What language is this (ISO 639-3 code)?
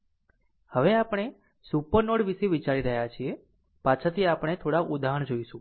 guj